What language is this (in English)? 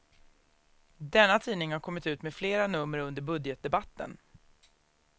Swedish